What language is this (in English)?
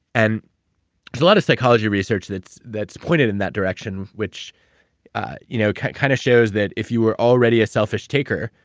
English